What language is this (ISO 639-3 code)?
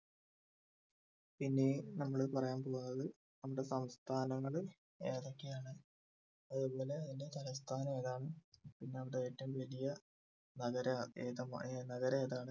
mal